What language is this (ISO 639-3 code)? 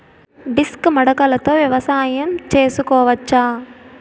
tel